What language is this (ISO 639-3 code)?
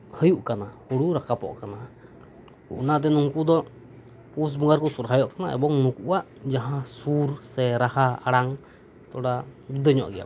sat